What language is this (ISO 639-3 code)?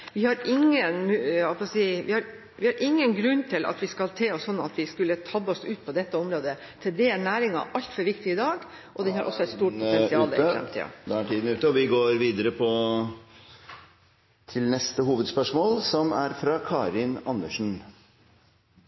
nor